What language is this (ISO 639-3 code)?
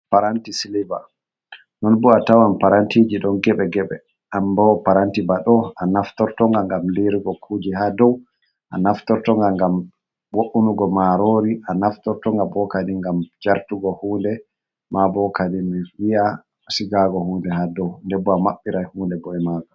ful